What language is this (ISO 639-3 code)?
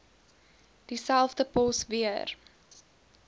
afr